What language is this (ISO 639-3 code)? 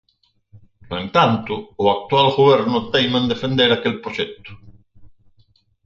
glg